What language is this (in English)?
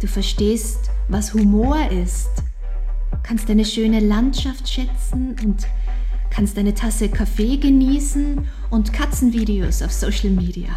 German